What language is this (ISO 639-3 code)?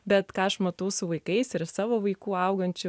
lit